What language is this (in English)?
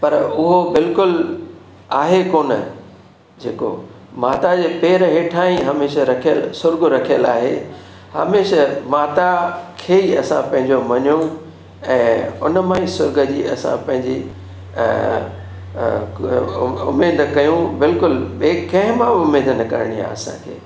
Sindhi